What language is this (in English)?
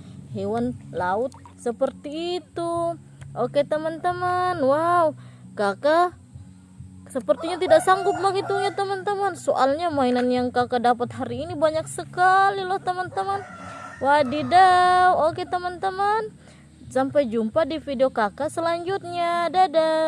Indonesian